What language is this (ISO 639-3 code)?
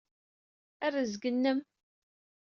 kab